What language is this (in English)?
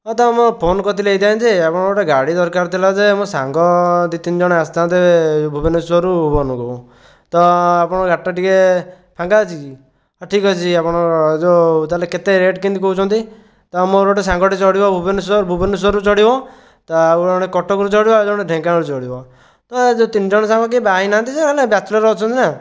Odia